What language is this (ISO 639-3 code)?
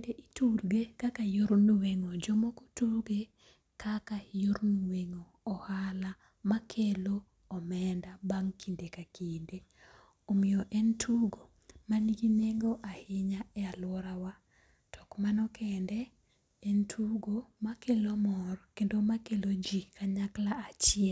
luo